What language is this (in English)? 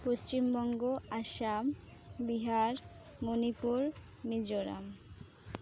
Santali